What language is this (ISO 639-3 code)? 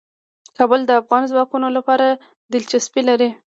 pus